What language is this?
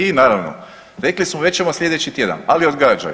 Croatian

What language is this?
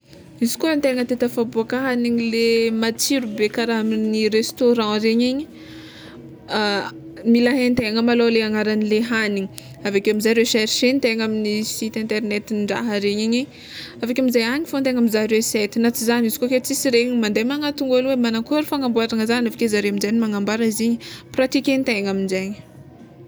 Tsimihety Malagasy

